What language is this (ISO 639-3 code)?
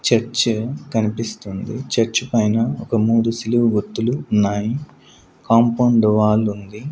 tel